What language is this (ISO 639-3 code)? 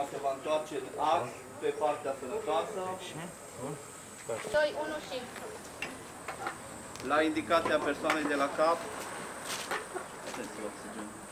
ron